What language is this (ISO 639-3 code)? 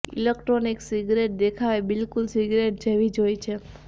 guj